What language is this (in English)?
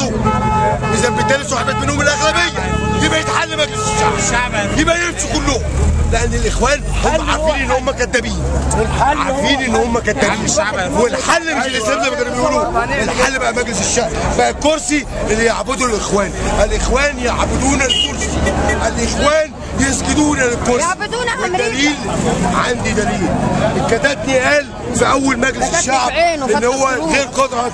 Arabic